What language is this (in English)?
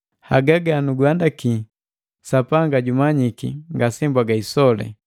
Matengo